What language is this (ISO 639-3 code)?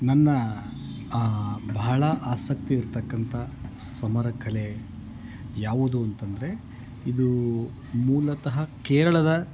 kan